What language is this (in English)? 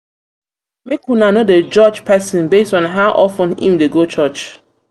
Nigerian Pidgin